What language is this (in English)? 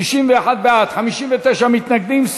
Hebrew